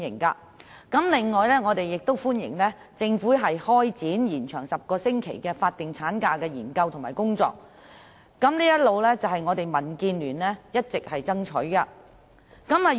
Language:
Cantonese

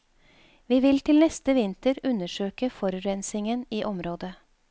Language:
Norwegian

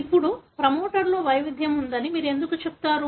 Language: Telugu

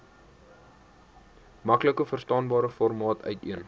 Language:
Afrikaans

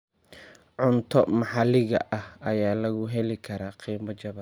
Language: Somali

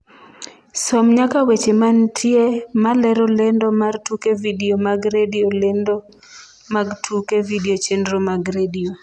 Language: Luo (Kenya and Tanzania)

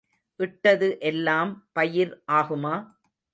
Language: Tamil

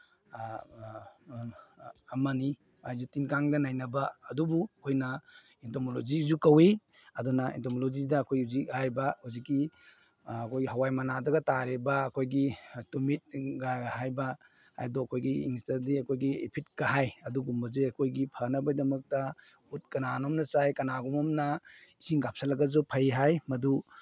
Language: Manipuri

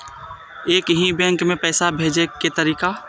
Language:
Maithili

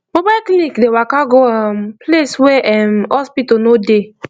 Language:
Nigerian Pidgin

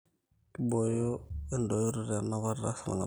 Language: Masai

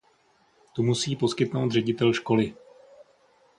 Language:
Czech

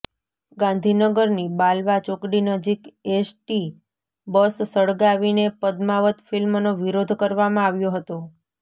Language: Gujarati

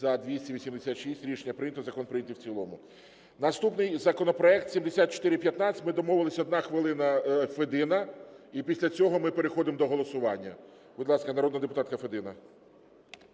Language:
Ukrainian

